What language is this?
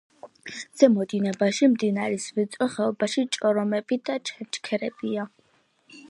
Georgian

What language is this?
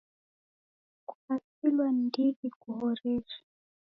Taita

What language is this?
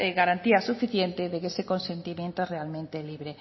Spanish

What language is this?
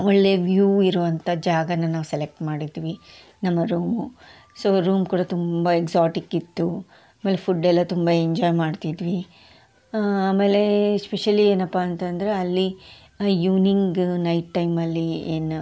Kannada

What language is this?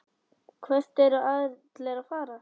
Icelandic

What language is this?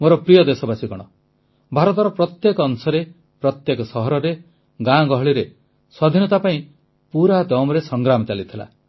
Odia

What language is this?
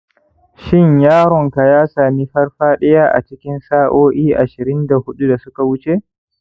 Hausa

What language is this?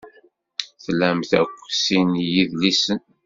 Kabyle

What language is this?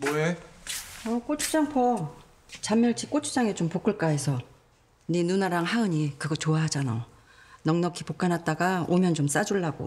Korean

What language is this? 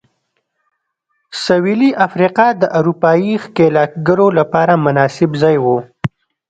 Pashto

